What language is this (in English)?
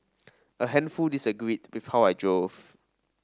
English